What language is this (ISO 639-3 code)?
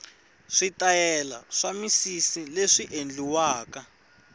tso